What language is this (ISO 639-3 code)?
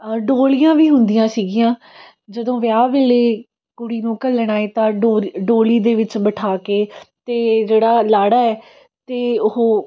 pan